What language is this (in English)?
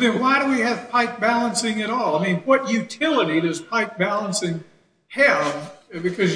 English